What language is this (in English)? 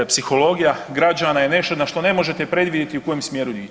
Croatian